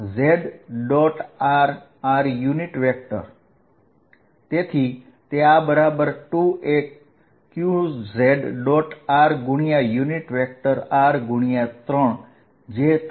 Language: Gujarati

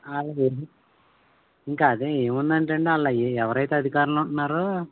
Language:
Telugu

